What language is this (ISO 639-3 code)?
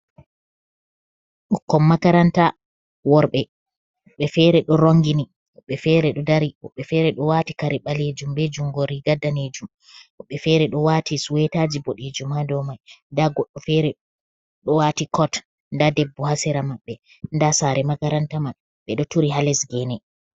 ful